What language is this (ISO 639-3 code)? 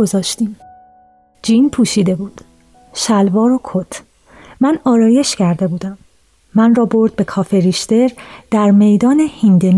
fas